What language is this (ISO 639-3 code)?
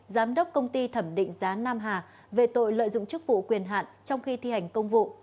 vie